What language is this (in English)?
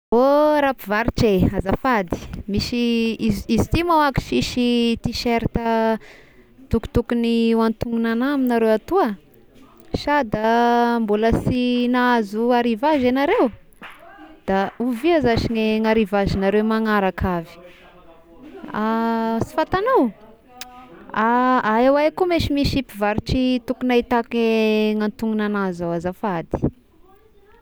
Tesaka Malagasy